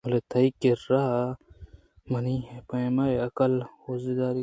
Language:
Eastern Balochi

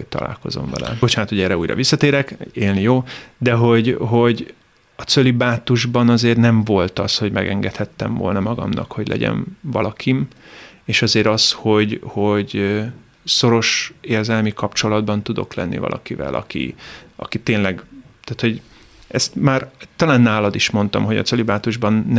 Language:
Hungarian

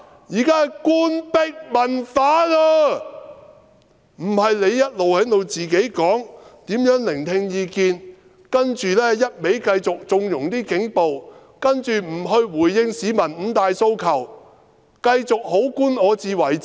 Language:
Cantonese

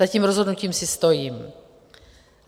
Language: Czech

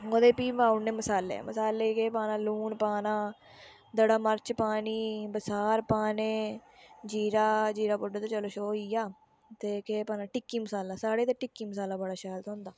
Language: Dogri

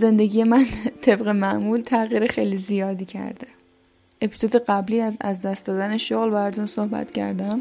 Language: Persian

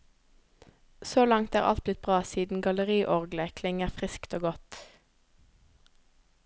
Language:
Norwegian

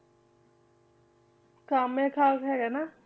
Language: Punjabi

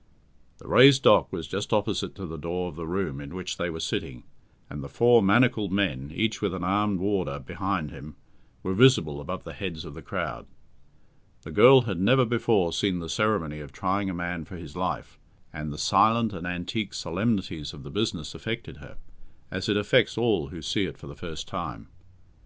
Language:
English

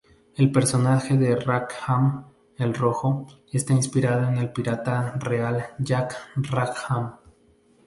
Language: Spanish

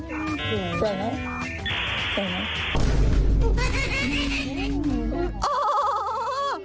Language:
Thai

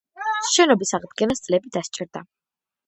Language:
Georgian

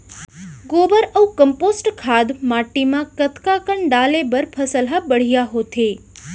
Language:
Chhattisgarhi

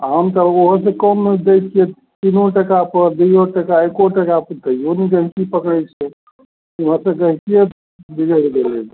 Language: Maithili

